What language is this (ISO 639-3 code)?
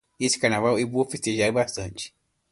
por